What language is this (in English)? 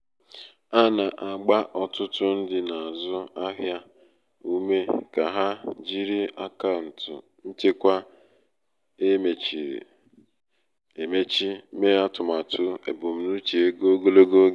Igbo